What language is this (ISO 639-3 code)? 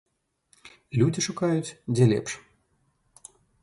bel